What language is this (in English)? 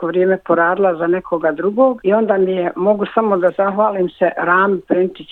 Croatian